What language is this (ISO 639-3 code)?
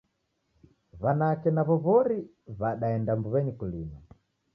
dav